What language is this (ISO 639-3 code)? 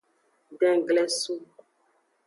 ajg